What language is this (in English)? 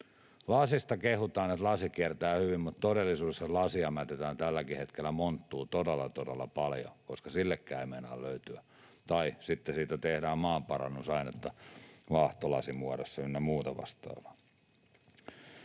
Finnish